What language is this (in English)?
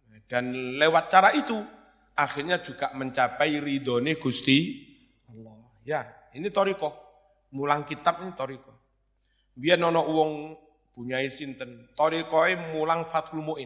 Indonesian